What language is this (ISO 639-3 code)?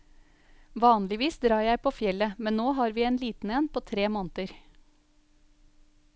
nor